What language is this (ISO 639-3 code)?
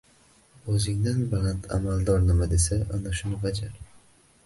uzb